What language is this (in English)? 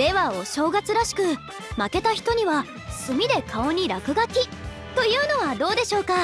Japanese